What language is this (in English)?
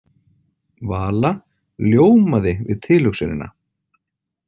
Icelandic